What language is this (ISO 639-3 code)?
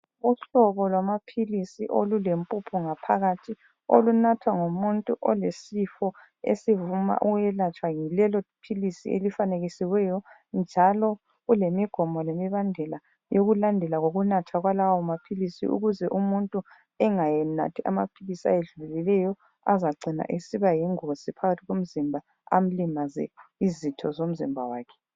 nde